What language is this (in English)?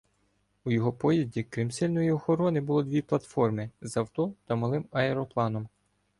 Ukrainian